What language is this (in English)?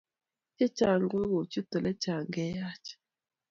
Kalenjin